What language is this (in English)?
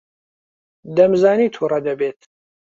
Central Kurdish